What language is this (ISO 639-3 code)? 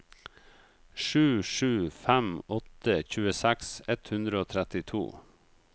nor